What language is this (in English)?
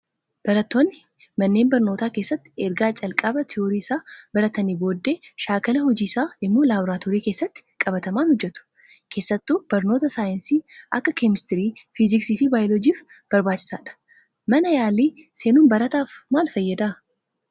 Oromo